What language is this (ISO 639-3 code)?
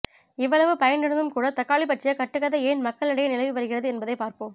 tam